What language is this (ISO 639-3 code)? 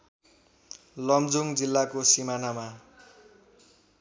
nep